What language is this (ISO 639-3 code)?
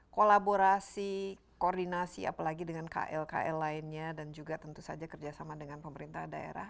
ind